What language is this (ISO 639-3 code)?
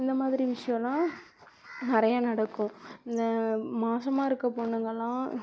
tam